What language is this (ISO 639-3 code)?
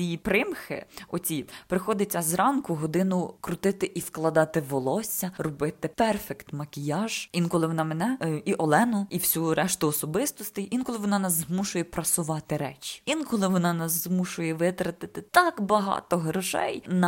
ukr